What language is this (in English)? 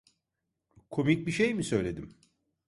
Turkish